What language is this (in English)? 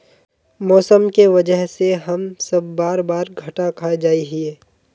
Magahi